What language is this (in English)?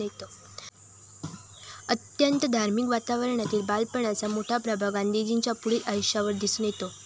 Marathi